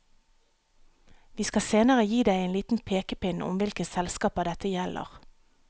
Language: Norwegian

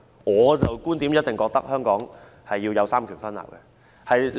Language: Cantonese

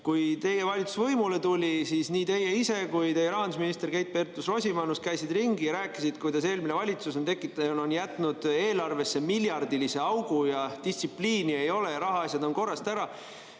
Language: Estonian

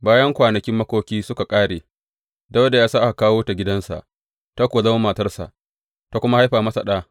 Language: Hausa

